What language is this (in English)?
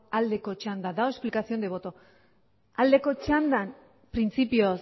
Basque